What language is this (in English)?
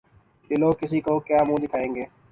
Urdu